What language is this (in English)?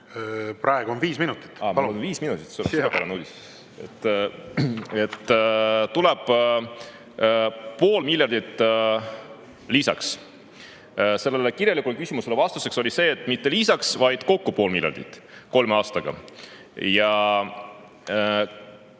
Estonian